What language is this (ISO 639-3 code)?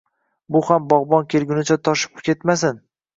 uzb